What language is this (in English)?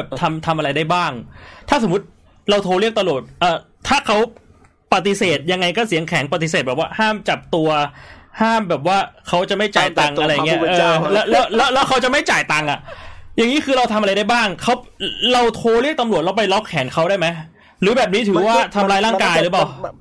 Thai